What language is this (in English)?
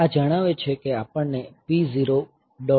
Gujarati